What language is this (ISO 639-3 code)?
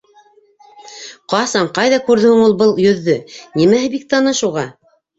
bak